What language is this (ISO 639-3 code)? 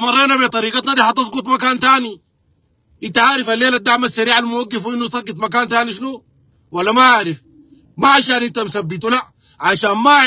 ara